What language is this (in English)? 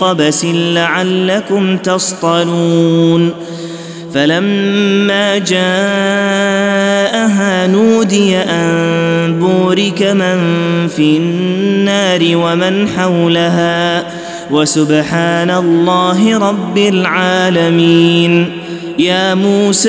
Arabic